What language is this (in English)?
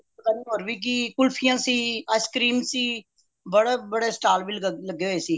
Punjabi